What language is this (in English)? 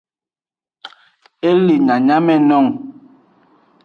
Aja (Benin)